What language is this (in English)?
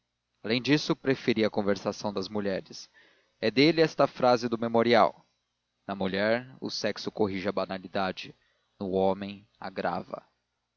Portuguese